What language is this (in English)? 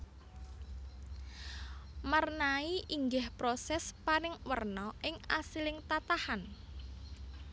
Javanese